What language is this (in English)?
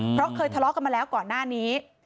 Thai